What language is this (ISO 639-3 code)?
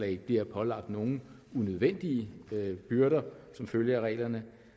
dan